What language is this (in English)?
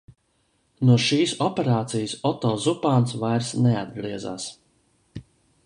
Latvian